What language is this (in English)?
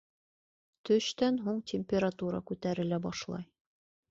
Bashkir